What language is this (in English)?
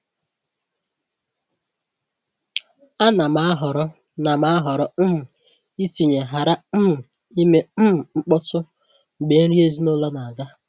Igbo